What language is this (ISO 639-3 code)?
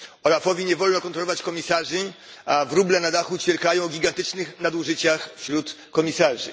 pol